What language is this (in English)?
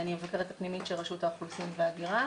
Hebrew